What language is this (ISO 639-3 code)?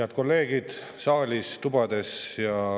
est